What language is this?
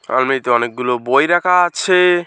Bangla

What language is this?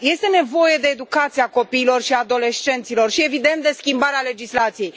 Romanian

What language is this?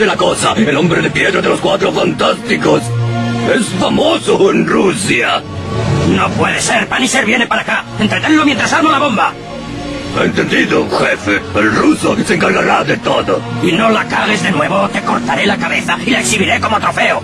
Spanish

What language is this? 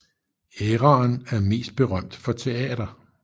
Danish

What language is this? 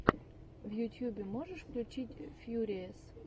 Russian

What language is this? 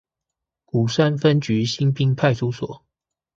Chinese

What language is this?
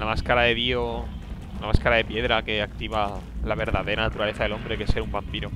Spanish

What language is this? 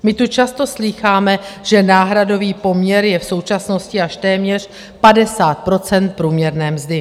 Czech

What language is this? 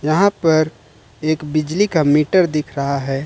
Hindi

